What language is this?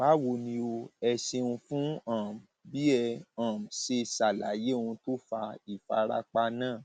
Yoruba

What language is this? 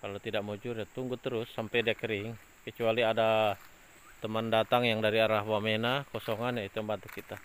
Indonesian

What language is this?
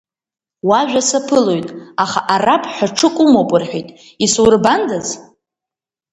Abkhazian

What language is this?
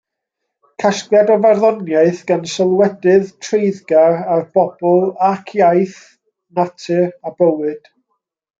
Welsh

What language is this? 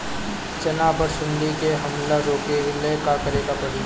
Bhojpuri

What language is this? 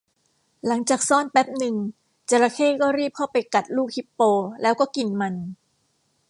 Thai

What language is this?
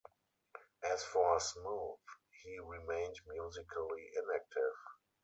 English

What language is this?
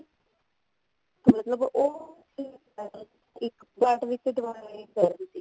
Punjabi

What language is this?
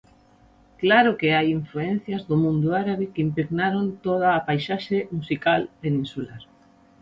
Galician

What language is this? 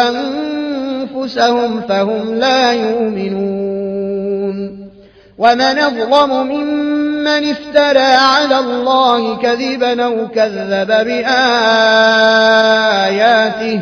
Arabic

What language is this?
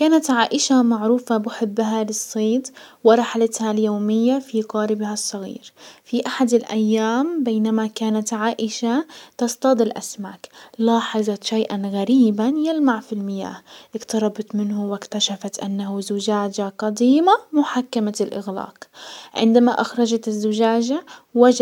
Hijazi Arabic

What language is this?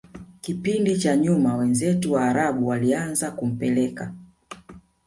Swahili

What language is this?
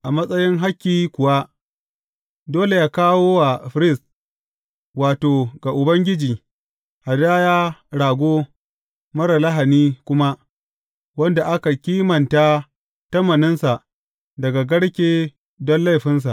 Hausa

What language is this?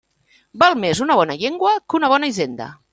Catalan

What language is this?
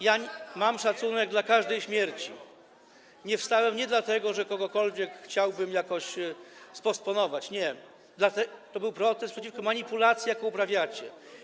Polish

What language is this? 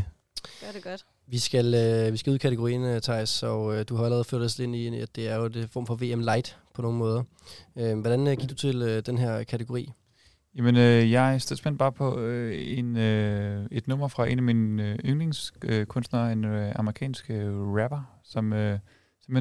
Danish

